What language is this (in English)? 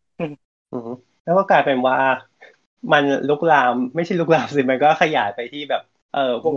Thai